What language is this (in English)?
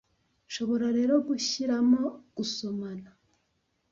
Kinyarwanda